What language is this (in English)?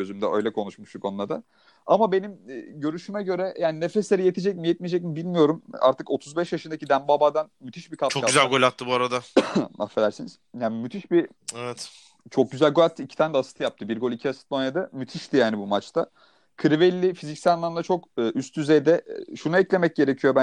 Turkish